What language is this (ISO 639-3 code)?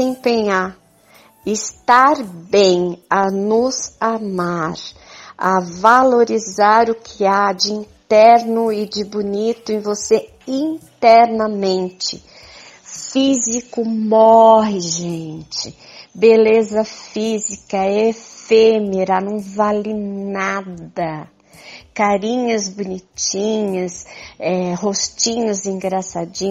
por